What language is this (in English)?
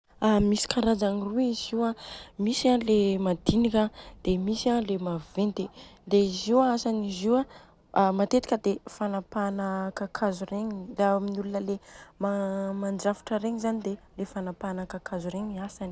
Southern Betsimisaraka Malagasy